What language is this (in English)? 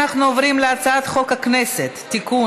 Hebrew